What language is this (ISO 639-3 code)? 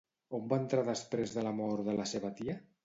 cat